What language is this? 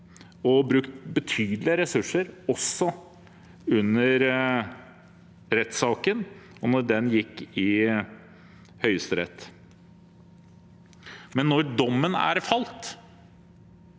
Norwegian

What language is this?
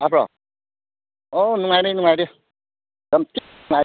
Manipuri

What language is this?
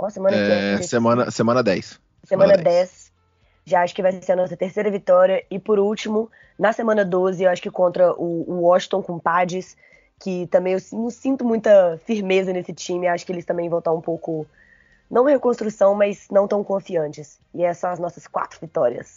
Portuguese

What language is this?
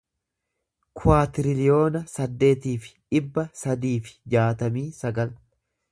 Oromo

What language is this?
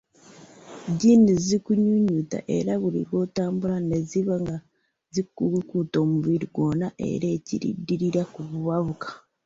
Ganda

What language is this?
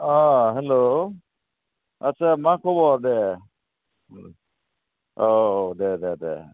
Bodo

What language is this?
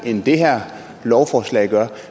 Danish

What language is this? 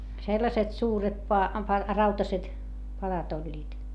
Finnish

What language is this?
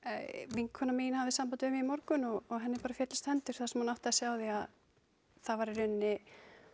Icelandic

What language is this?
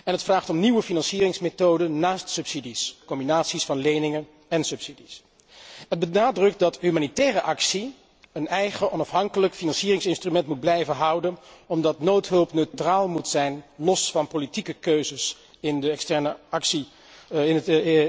Dutch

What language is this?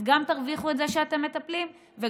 Hebrew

